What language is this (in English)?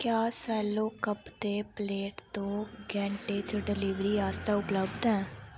Dogri